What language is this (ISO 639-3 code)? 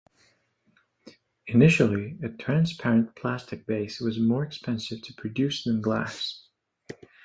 eng